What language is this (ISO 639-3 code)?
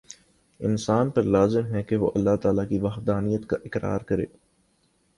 urd